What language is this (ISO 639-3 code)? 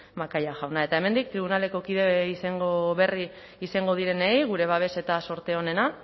eus